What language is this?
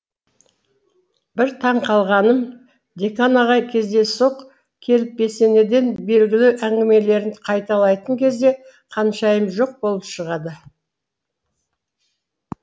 Kazakh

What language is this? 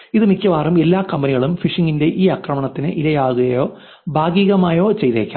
Malayalam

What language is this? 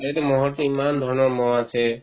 Assamese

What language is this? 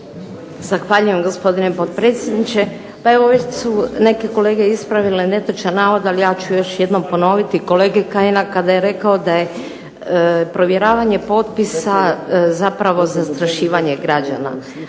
Croatian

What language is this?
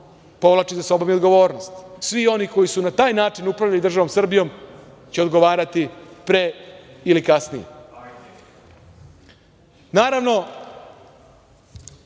Serbian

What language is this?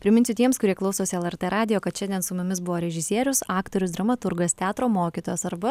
Lithuanian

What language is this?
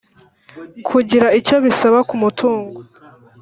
Kinyarwanda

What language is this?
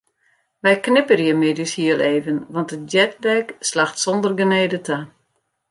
Western Frisian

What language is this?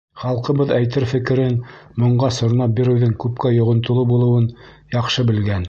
Bashkir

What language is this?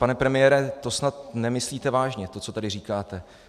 Czech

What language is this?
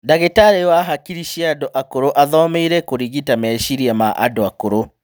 Kikuyu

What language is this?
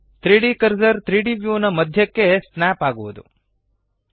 Kannada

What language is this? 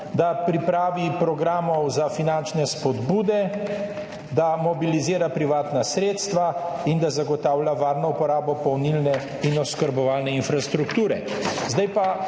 Slovenian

